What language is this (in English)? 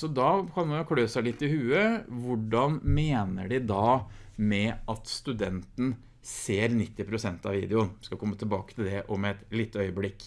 Norwegian